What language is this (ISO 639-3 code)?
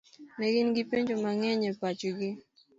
luo